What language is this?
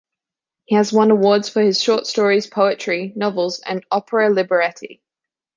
English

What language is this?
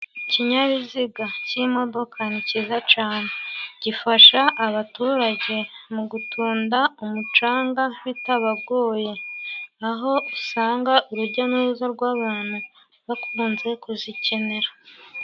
Kinyarwanda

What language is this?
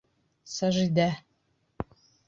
Bashkir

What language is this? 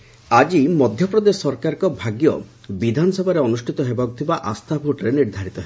Odia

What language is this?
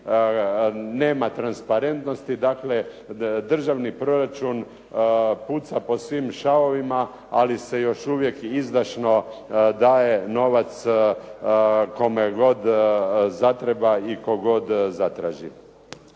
Croatian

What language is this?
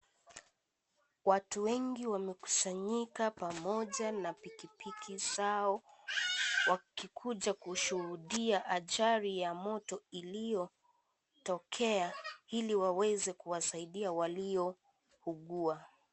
Swahili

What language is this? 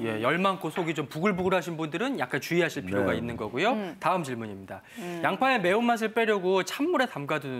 Korean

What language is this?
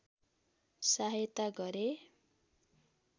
Nepali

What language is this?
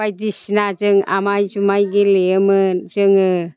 Bodo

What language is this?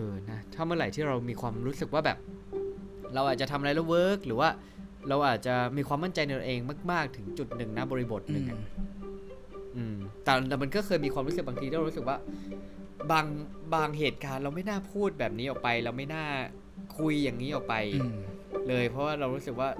Thai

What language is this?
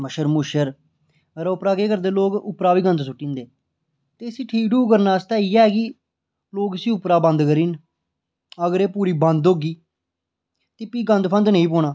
Dogri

